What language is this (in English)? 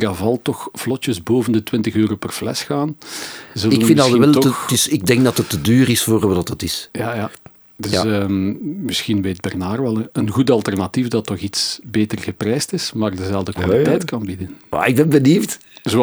Dutch